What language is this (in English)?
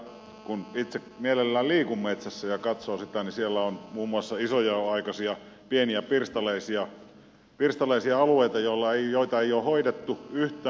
Finnish